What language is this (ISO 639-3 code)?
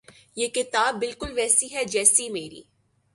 urd